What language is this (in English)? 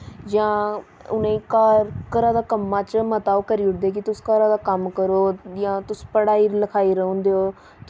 Dogri